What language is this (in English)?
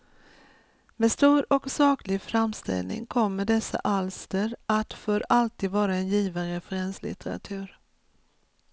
Swedish